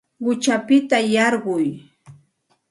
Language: Santa Ana de Tusi Pasco Quechua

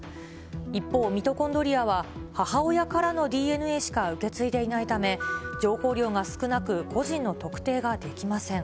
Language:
Japanese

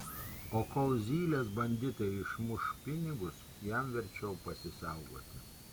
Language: Lithuanian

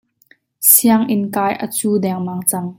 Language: Hakha Chin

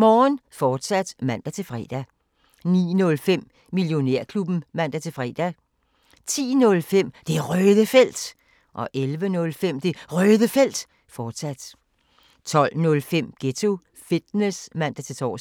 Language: Danish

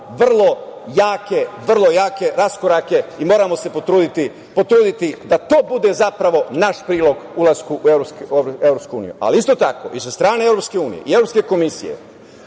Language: Serbian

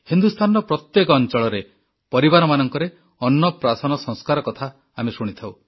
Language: Odia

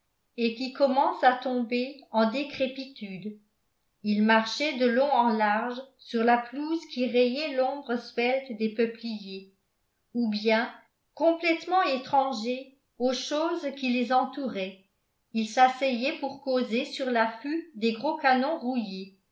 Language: French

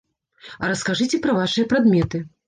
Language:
Belarusian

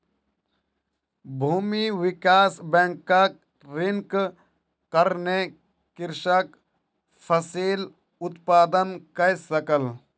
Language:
Maithili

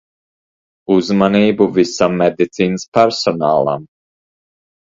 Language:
Latvian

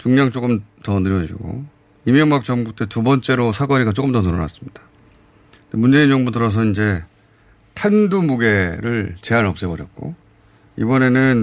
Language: Korean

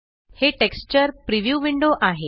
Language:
Marathi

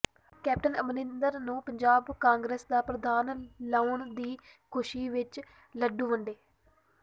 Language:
Punjabi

